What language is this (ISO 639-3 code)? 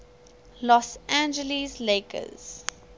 eng